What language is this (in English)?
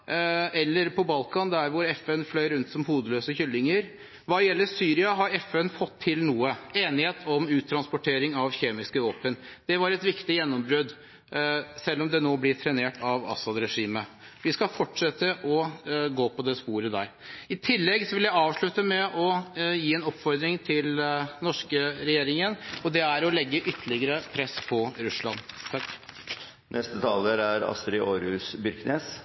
Norwegian